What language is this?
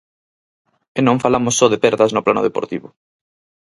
Galician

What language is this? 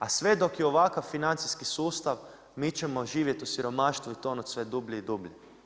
Croatian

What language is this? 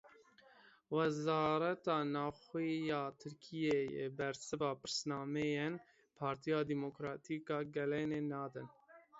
Kurdish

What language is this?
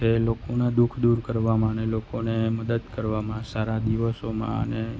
Gujarati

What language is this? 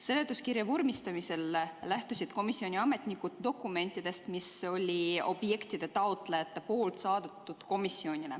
Estonian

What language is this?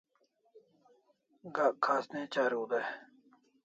Kalasha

